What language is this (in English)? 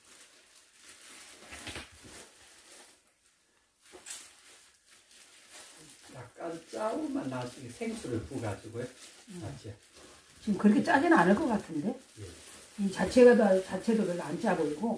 Korean